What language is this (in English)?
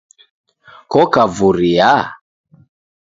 Taita